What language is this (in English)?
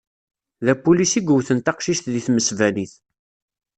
Kabyle